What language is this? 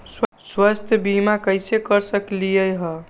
Magahi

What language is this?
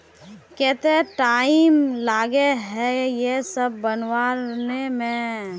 Magahi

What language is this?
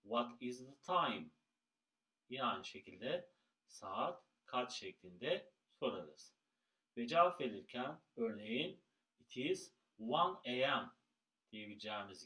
Turkish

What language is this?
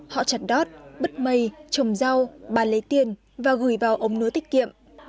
Vietnamese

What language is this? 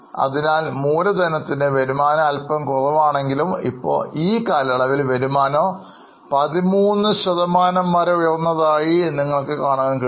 Malayalam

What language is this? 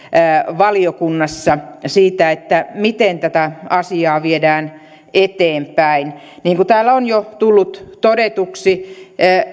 Finnish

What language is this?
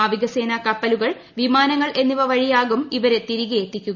Malayalam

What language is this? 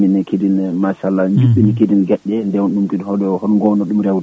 Fula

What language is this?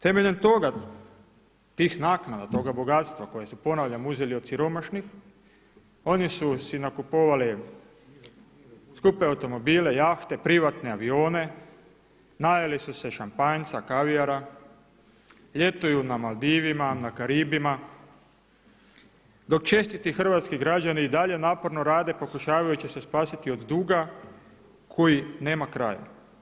Croatian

